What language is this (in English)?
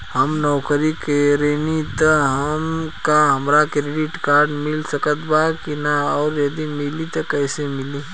Bhojpuri